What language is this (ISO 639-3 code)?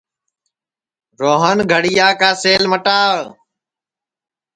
ssi